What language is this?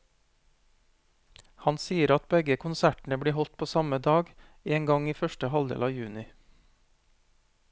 Norwegian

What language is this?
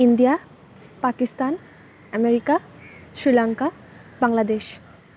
Assamese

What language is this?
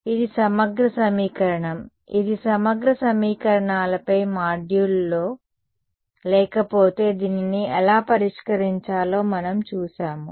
Telugu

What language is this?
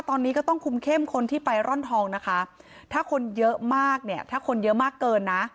Thai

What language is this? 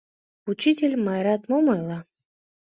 Mari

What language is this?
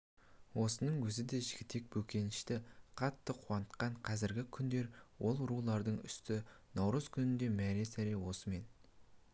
Kazakh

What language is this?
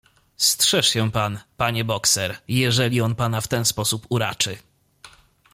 Polish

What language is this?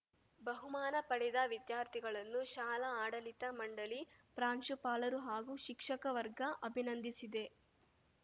Kannada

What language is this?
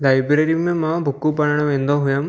Sindhi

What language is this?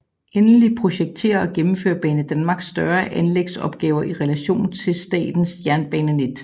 Danish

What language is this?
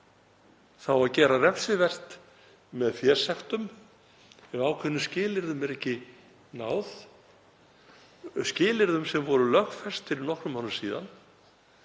Icelandic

